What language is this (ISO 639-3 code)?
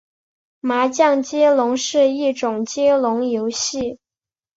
zho